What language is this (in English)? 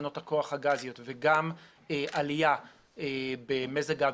Hebrew